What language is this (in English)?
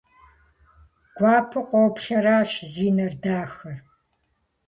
Kabardian